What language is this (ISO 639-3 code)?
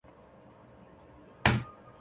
zho